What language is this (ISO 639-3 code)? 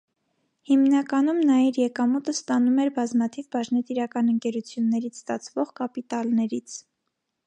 hye